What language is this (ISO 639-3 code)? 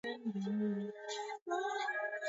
swa